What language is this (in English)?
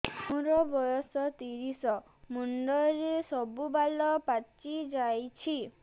Odia